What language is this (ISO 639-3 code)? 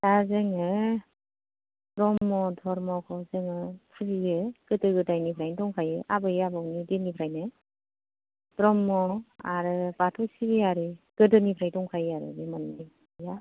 brx